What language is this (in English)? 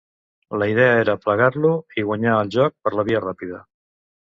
Catalan